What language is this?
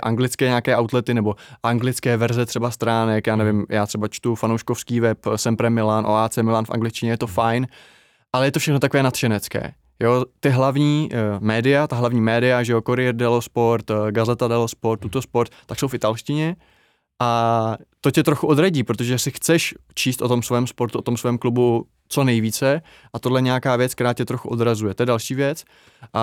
Czech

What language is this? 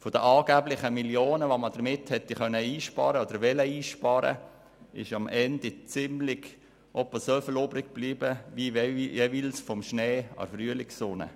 Swiss German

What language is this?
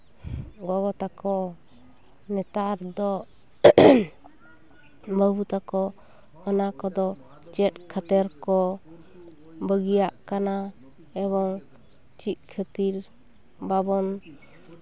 Santali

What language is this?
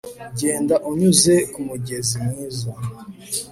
Kinyarwanda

